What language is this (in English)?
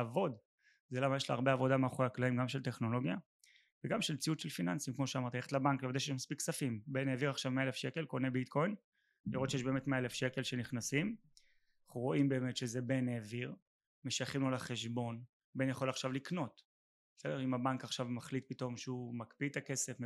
Hebrew